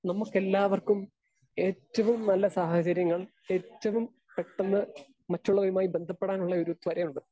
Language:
Malayalam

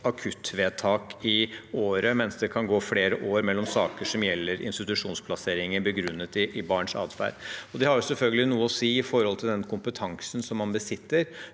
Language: Norwegian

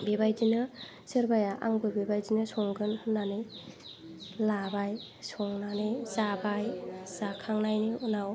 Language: Bodo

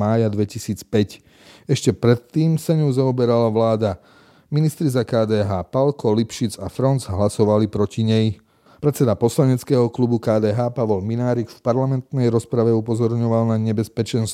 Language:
Slovak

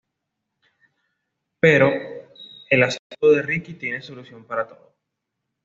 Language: Spanish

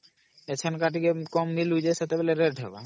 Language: Odia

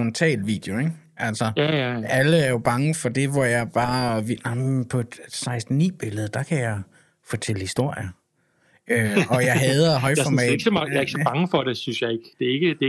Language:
Danish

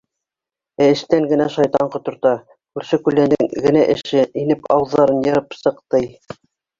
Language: Bashkir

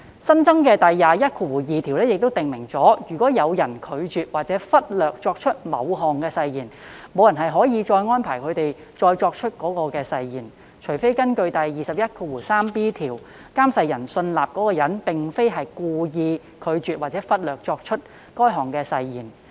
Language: Cantonese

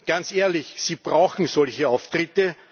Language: German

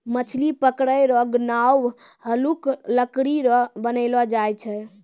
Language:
Maithili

